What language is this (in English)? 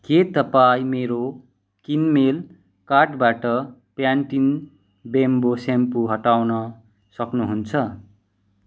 Nepali